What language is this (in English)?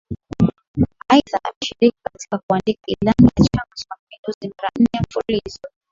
Swahili